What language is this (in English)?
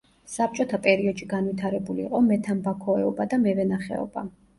Georgian